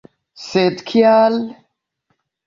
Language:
Esperanto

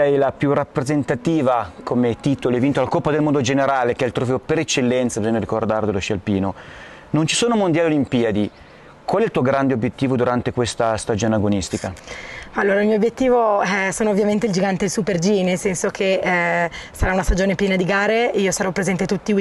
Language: Italian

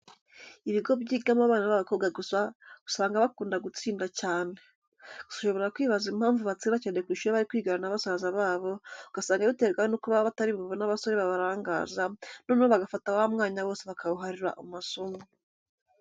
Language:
Kinyarwanda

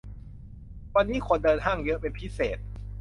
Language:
Thai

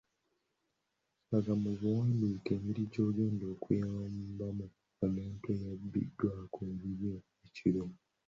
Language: Ganda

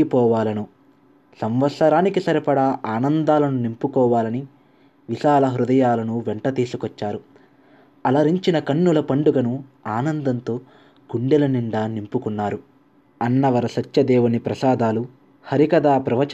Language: Telugu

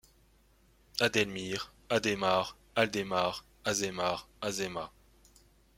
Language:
French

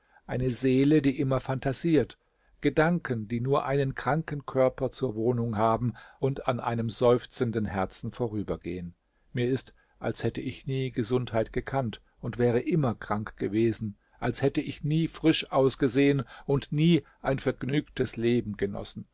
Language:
German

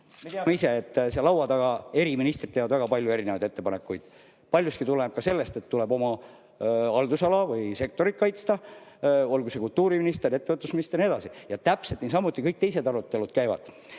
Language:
Estonian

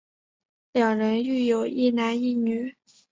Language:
Chinese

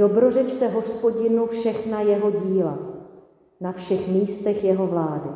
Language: Czech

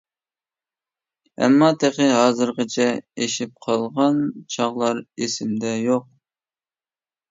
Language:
Uyghur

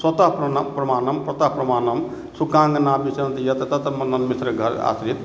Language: Maithili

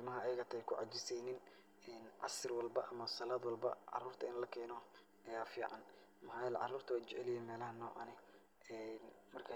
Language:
Somali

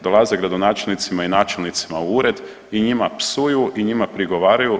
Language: Croatian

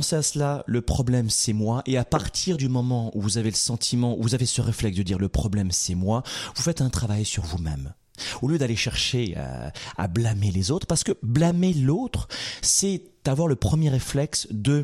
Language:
French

